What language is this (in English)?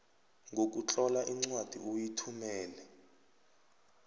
South Ndebele